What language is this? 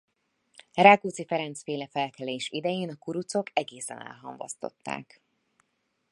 Hungarian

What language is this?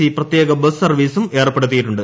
Malayalam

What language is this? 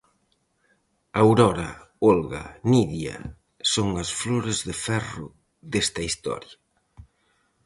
Galician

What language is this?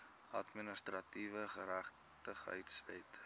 Afrikaans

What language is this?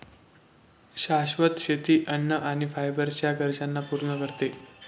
Marathi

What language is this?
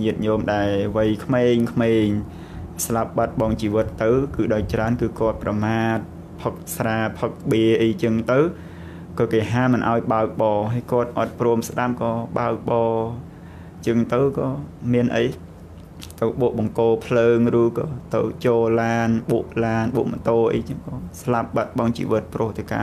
Thai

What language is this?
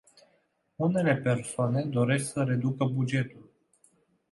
Romanian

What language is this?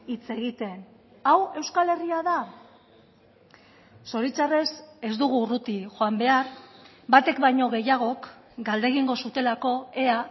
Basque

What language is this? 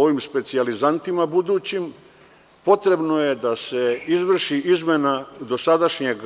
Serbian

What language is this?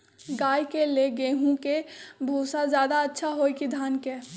Magahi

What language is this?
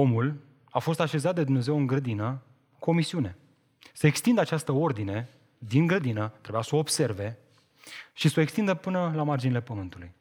Romanian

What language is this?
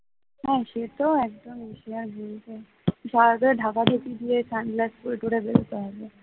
Bangla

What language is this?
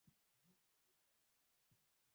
Swahili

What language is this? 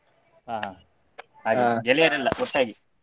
Kannada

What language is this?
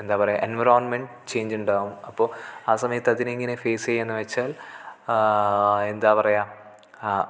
Malayalam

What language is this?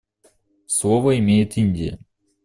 Russian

